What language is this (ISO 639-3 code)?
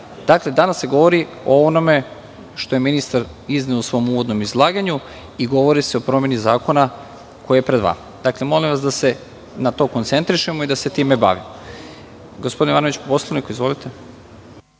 srp